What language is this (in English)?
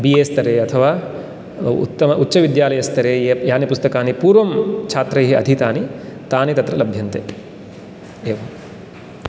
Sanskrit